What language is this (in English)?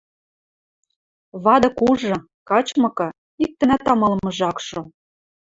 Western Mari